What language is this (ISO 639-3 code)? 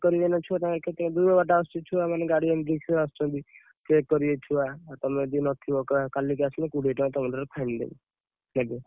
ori